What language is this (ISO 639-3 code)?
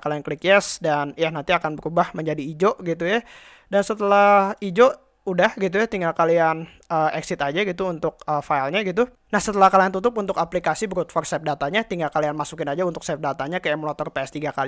ind